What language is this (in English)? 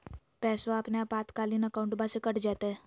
Magahi